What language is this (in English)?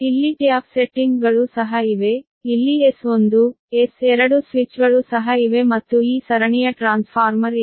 Kannada